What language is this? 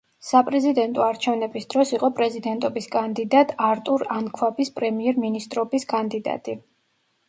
Georgian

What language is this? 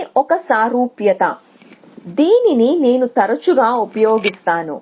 Telugu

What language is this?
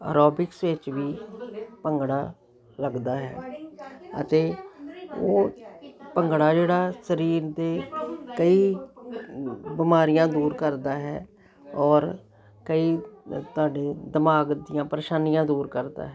Punjabi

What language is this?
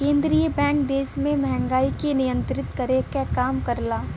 Bhojpuri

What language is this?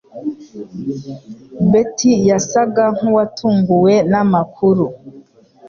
Kinyarwanda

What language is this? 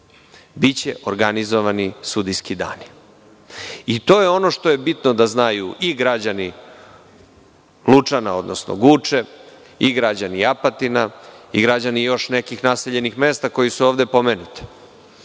Serbian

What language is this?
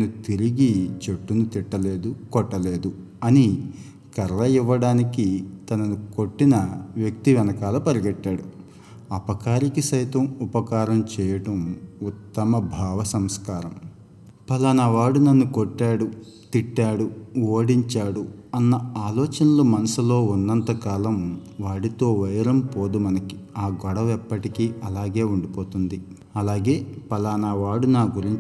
Telugu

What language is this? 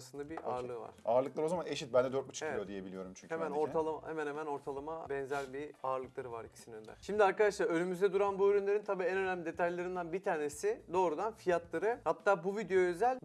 Turkish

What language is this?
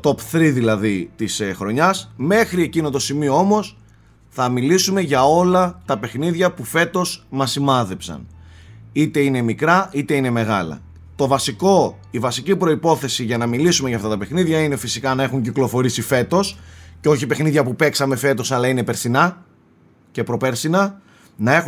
Greek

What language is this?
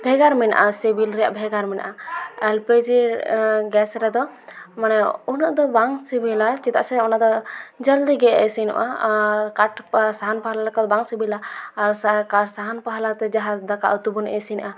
Santali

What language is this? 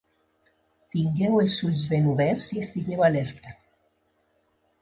Catalan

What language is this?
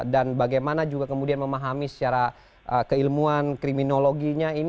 Indonesian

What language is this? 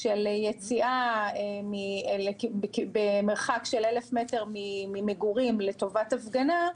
Hebrew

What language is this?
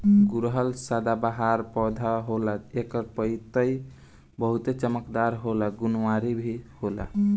Bhojpuri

